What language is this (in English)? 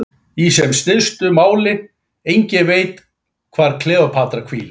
Icelandic